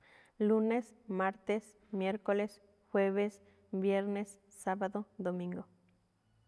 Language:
Malinaltepec Me'phaa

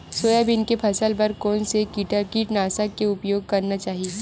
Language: Chhattisgarhi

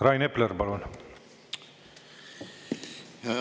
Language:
Estonian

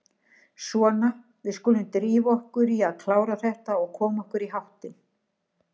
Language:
Icelandic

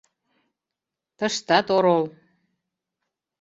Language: Mari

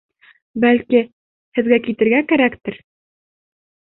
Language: Bashkir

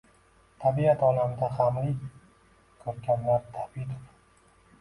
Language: Uzbek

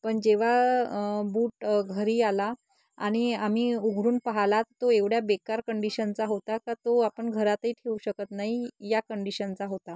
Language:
Marathi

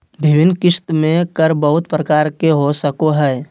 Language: Magahi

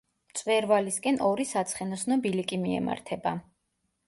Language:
Georgian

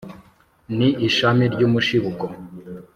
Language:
Kinyarwanda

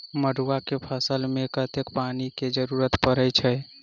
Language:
Maithili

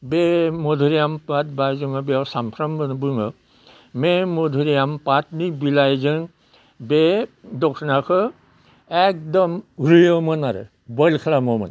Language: Bodo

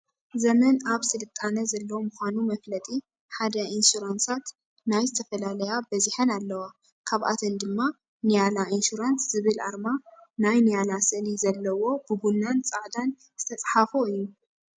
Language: Tigrinya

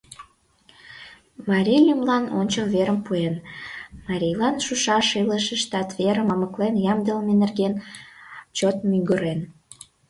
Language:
Mari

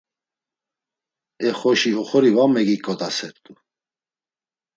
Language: Laz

